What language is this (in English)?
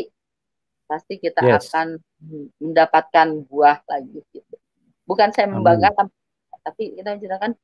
Indonesian